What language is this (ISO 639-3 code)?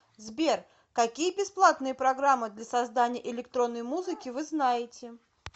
rus